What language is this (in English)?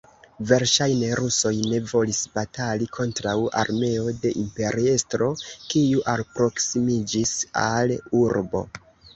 Esperanto